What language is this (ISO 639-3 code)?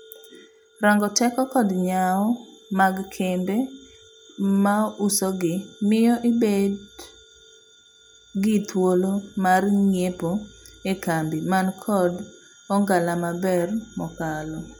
luo